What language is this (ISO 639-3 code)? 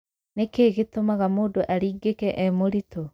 kik